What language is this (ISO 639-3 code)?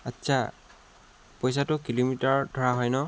asm